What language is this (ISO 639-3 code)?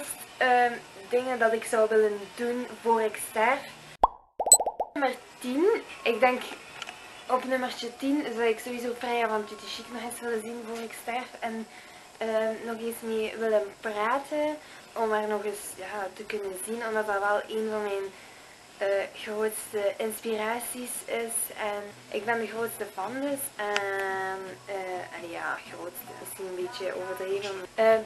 nld